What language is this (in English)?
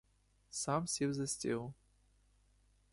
Ukrainian